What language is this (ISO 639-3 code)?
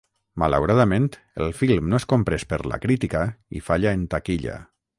cat